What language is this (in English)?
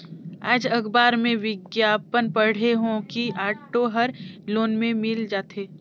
Chhattisgarhi